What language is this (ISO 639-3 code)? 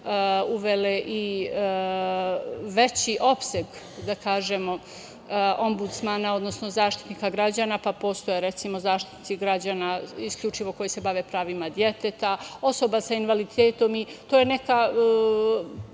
srp